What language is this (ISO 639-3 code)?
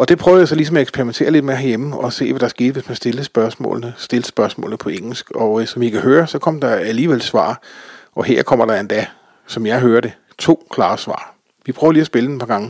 dan